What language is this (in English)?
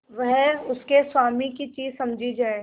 Hindi